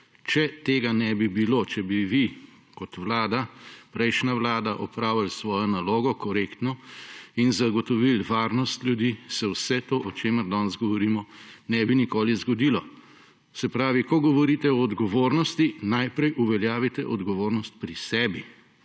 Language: Slovenian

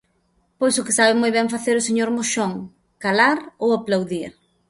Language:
Galician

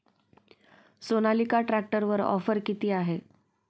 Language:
Marathi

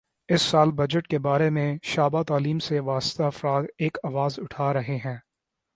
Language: Urdu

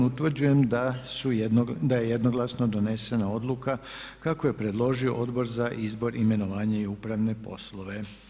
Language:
Croatian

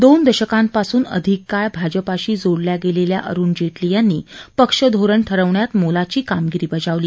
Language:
Marathi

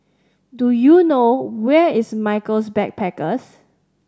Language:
English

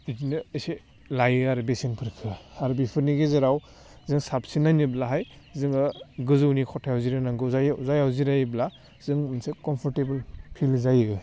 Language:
Bodo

